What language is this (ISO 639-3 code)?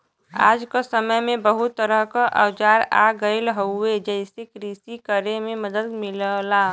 bho